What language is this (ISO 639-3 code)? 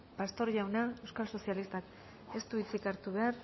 eus